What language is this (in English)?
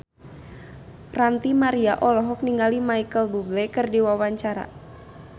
Sundanese